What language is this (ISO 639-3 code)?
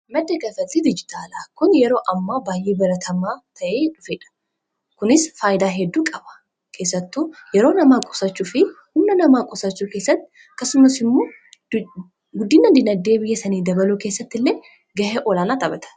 orm